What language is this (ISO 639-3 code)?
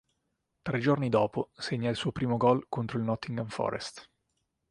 ita